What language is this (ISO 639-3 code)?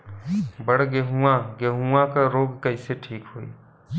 bho